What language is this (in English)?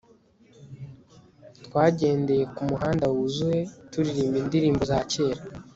Kinyarwanda